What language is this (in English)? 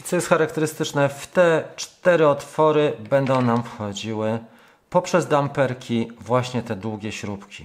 Polish